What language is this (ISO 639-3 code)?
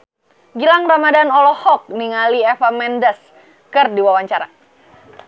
sun